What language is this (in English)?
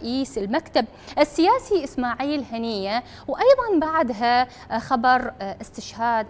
Arabic